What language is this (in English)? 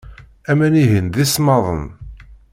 Kabyle